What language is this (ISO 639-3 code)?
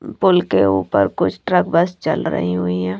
hin